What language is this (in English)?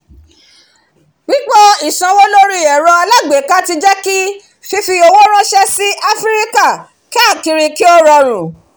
Yoruba